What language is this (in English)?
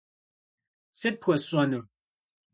Kabardian